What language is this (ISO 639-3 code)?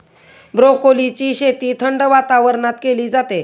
mar